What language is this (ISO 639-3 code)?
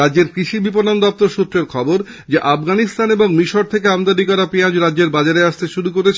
ben